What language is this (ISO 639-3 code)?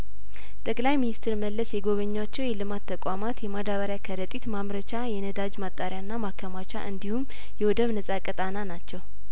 amh